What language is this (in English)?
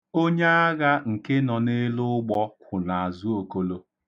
Igbo